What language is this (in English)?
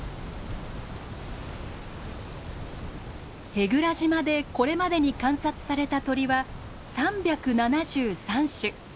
Japanese